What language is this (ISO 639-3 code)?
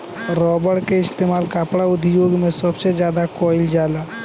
bho